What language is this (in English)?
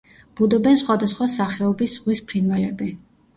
Georgian